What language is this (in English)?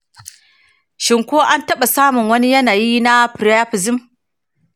Hausa